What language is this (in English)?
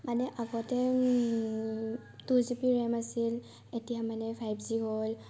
Assamese